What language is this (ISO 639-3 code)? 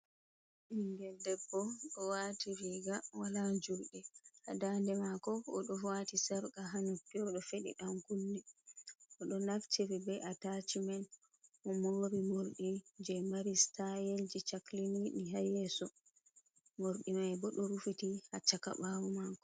ful